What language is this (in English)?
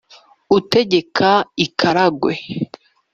Kinyarwanda